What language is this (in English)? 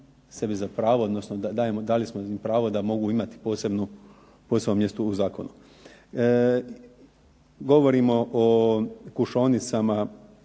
Croatian